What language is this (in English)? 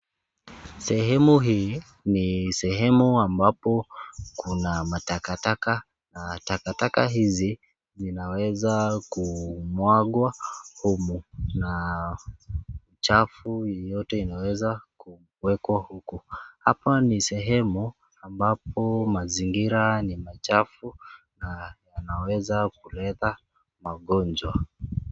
Swahili